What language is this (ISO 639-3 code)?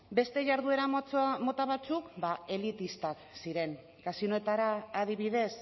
eus